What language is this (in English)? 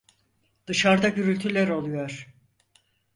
Turkish